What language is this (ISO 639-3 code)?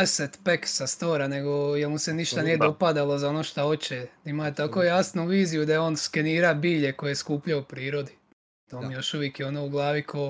hrv